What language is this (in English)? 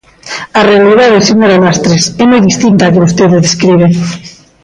Galician